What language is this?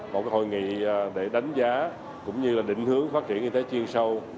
Vietnamese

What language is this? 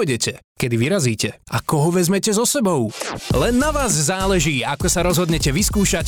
Slovak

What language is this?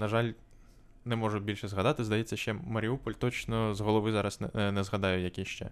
Ukrainian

